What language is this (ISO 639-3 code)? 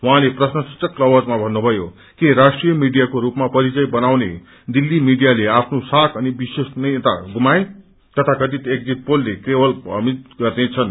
nep